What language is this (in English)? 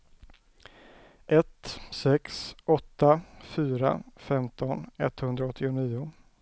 Swedish